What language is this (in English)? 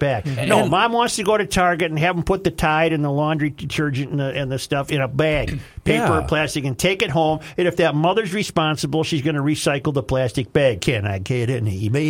English